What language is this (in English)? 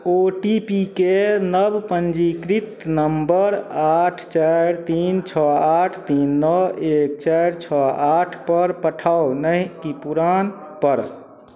Maithili